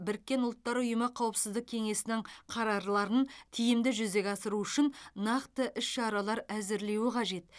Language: Kazakh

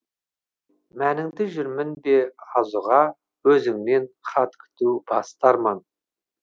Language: Kazakh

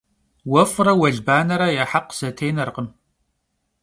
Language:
Kabardian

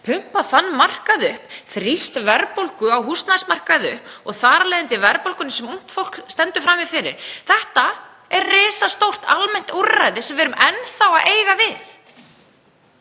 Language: Icelandic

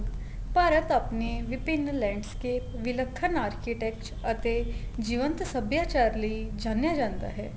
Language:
Punjabi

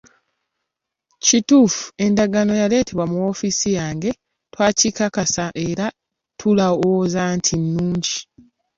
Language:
Ganda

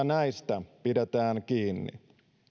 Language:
Finnish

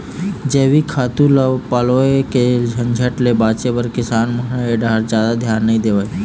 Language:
Chhattisgarhi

